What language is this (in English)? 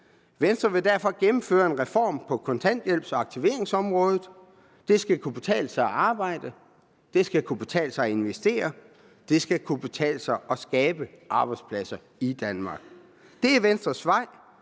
Danish